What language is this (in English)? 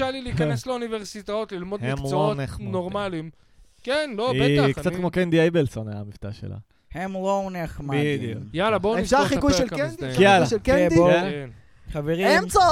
Hebrew